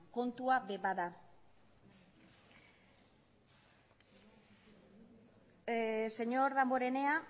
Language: Basque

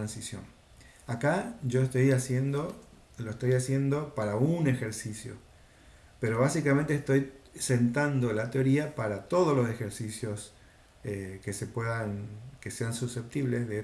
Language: Spanish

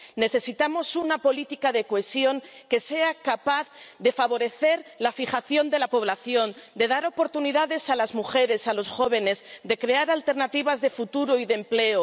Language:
Spanish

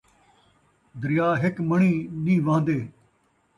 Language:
Saraiki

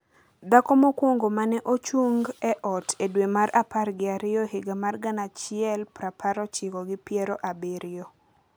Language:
Luo (Kenya and Tanzania)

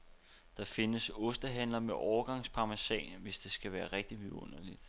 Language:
Danish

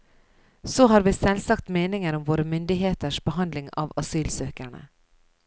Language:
Norwegian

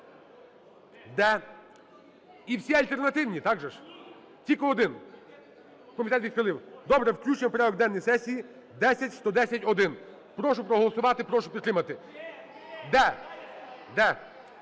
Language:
Ukrainian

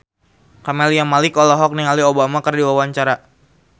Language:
Sundanese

